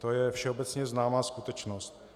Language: Czech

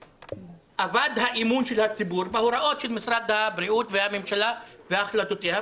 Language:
Hebrew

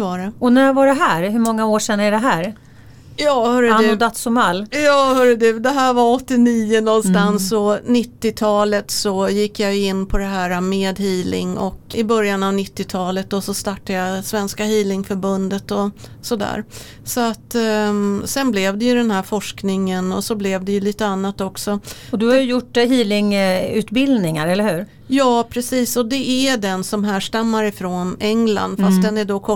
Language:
Swedish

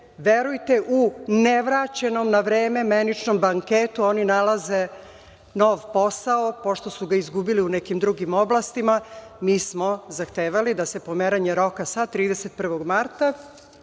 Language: Serbian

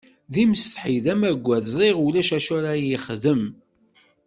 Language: Kabyle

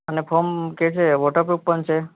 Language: Gujarati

